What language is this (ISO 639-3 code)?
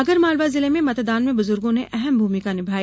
hin